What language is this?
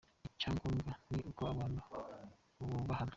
Kinyarwanda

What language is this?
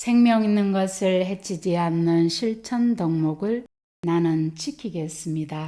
Korean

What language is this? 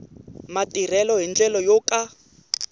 Tsonga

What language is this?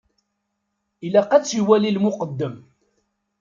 Kabyle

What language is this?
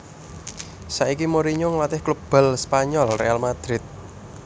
Javanese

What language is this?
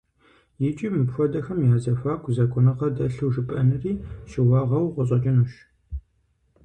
Kabardian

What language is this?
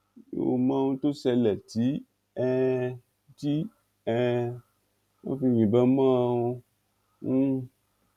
Yoruba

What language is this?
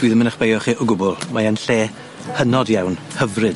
Welsh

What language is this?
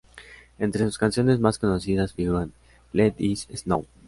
Spanish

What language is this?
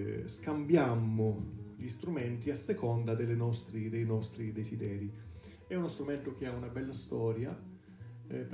Italian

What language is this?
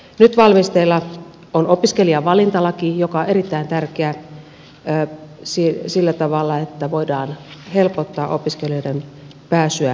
Finnish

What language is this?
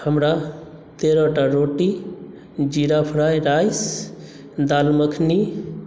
Maithili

